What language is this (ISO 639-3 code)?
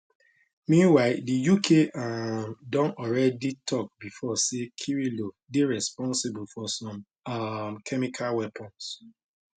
pcm